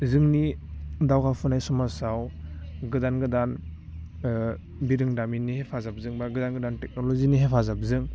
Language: Bodo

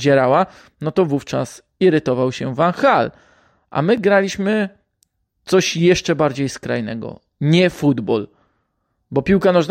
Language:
Polish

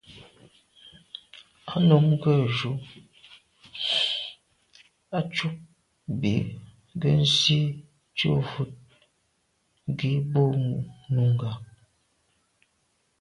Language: Medumba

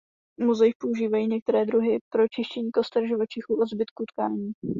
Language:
Czech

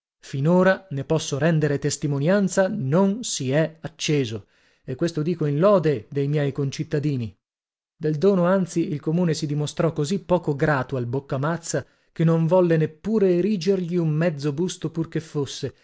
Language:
Italian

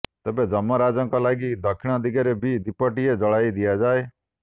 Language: Odia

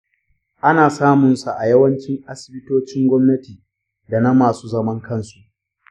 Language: Hausa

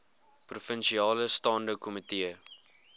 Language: Afrikaans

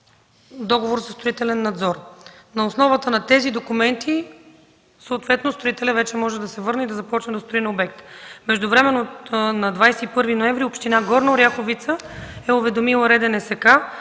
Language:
Bulgarian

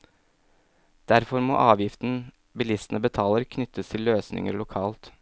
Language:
Norwegian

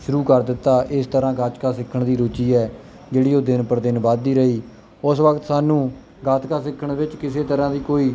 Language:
Punjabi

